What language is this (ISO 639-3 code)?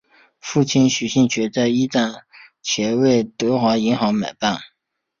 zho